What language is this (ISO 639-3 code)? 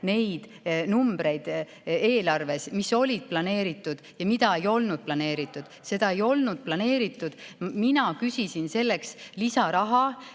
est